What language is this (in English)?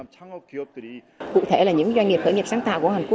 Vietnamese